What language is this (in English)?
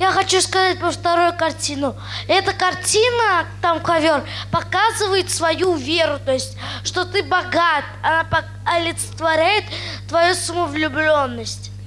Russian